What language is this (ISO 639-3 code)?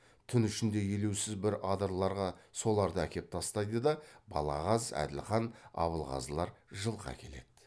kaz